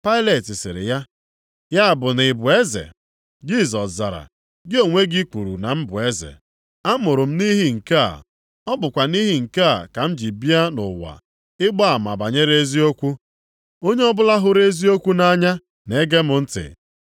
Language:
Igbo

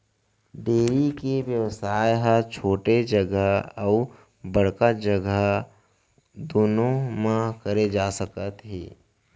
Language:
Chhattisgarhi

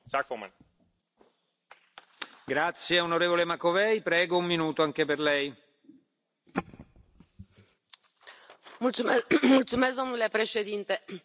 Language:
Spanish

